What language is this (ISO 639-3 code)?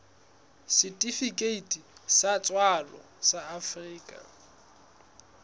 sot